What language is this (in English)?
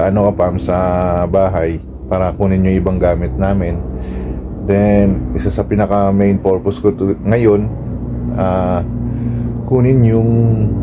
Filipino